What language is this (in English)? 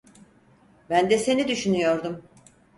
Turkish